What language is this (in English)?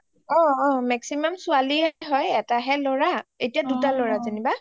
Assamese